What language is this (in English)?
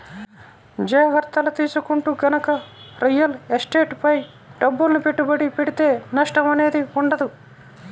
Telugu